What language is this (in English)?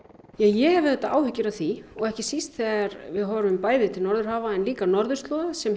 Icelandic